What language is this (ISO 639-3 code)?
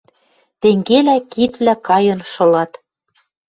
mrj